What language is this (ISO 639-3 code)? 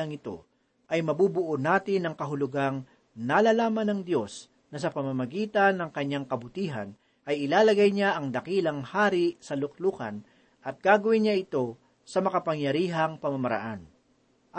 fil